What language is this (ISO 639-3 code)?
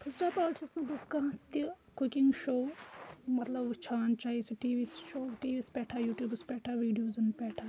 kas